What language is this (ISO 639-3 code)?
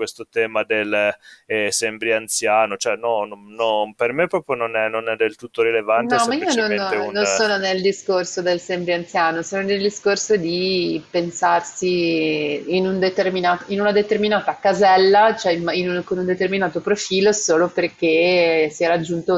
ita